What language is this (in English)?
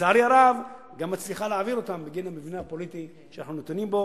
Hebrew